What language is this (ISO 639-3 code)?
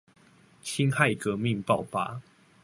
zho